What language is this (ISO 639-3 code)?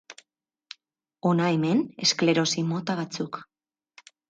eus